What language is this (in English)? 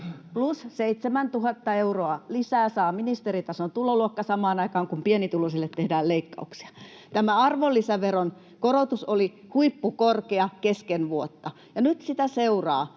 Finnish